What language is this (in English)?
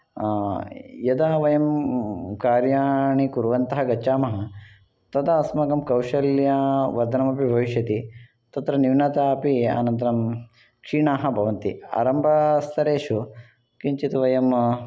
Sanskrit